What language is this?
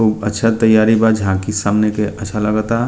Bhojpuri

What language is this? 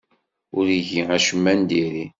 Kabyle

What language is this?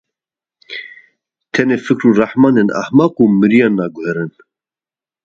Kurdish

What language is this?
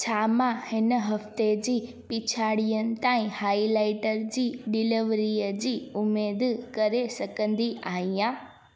Sindhi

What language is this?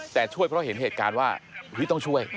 Thai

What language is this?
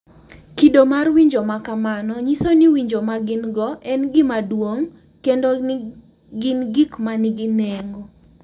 Luo (Kenya and Tanzania)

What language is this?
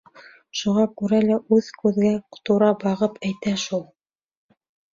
Bashkir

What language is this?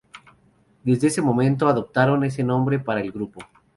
Spanish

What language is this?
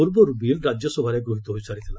Odia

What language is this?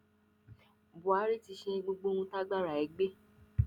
Yoruba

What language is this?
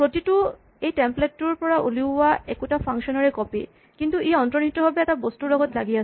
Assamese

